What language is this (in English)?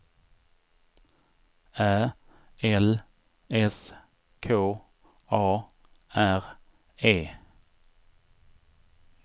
Swedish